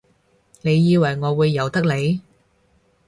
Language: Cantonese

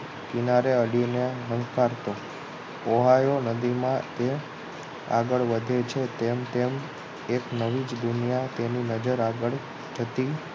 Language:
Gujarati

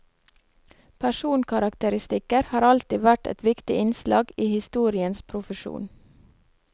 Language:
Norwegian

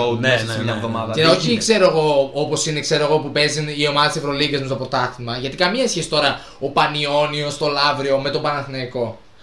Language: Greek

